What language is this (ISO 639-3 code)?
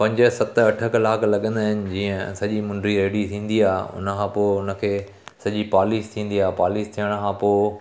snd